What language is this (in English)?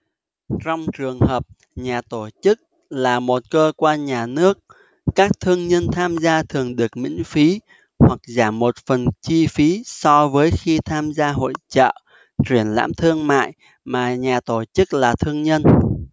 Vietnamese